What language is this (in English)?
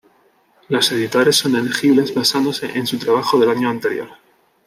Spanish